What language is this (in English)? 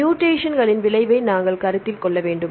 Tamil